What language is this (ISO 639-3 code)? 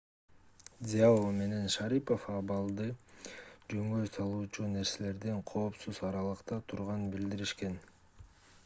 kir